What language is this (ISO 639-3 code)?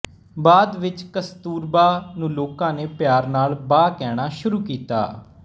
pan